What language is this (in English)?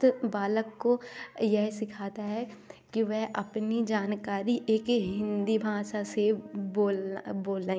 Hindi